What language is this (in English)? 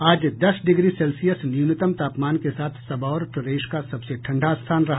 Hindi